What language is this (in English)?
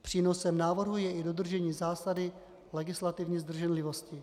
Czech